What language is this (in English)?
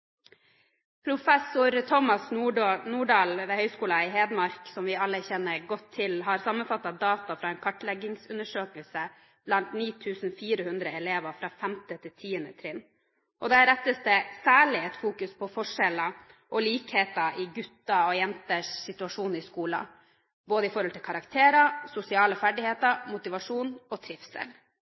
Norwegian Bokmål